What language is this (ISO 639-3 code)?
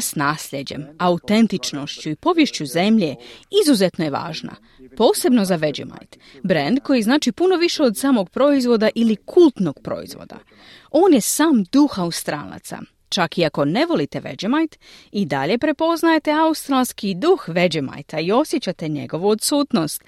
hrv